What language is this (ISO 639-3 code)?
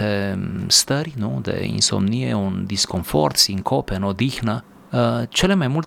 ron